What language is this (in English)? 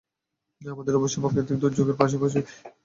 Bangla